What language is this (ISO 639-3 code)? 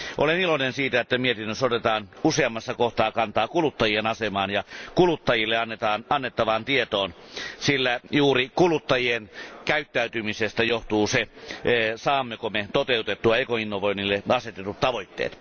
fin